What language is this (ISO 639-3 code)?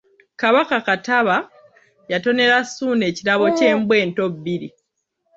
lug